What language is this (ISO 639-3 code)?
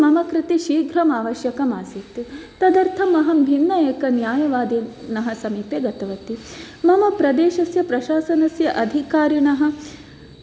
san